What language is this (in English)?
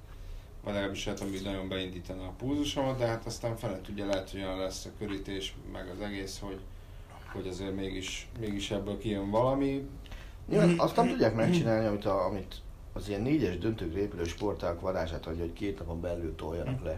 Hungarian